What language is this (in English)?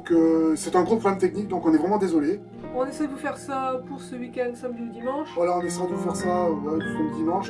French